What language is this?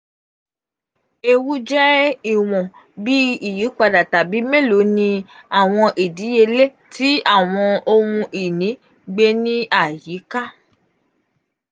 Yoruba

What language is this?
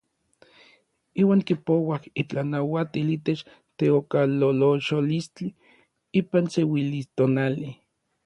Orizaba Nahuatl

